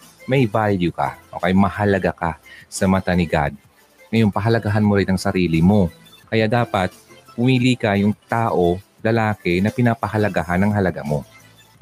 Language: Filipino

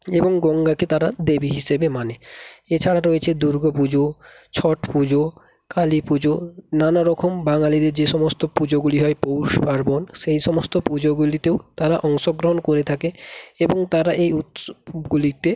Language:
Bangla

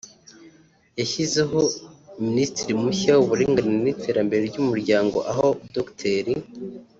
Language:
Kinyarwanda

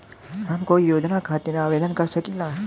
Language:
Bhojpuri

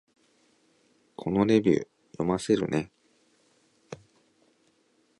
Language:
Japanese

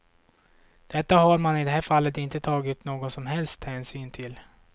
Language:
Swedish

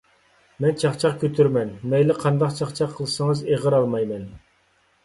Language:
Uyghur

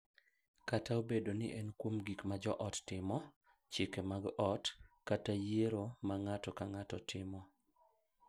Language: Luo (Kenya and Tanzania)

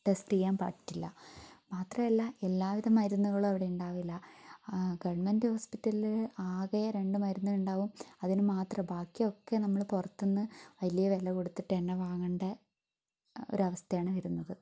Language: Malayalam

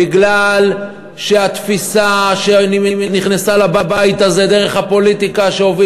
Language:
Hebrew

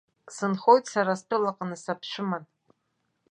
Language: Abkhazian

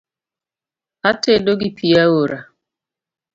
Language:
Luo (Kenya and Tanzania)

